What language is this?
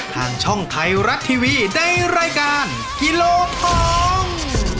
Thai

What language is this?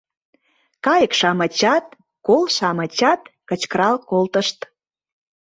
Mari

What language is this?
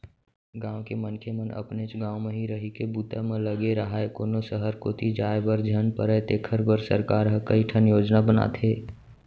Chhattisgarhi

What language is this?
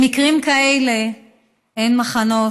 Hebrew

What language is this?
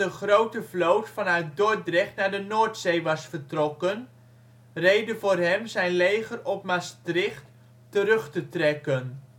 Dutch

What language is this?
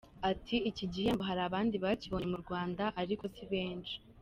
Kinyarwanda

